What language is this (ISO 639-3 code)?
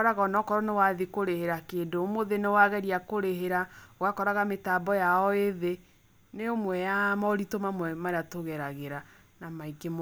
kik